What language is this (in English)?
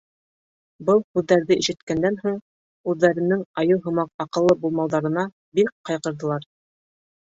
Bashkir